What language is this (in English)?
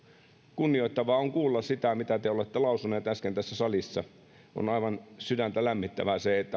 Finnish